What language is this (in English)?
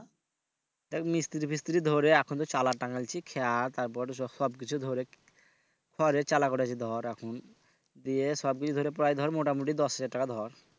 Bangla